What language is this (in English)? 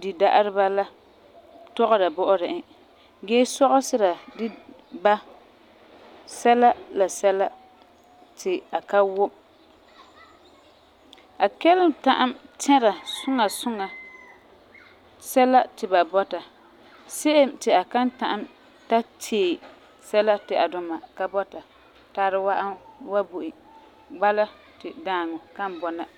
Frafra